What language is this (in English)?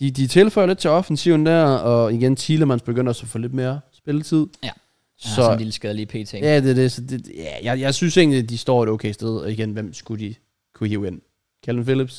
Danish